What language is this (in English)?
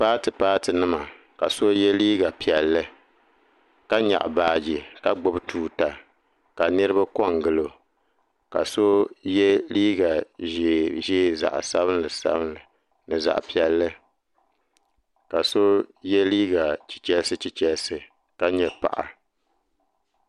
Dagbani